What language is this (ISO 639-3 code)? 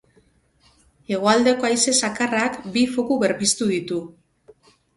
eus